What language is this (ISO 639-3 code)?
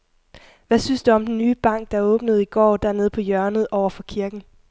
dan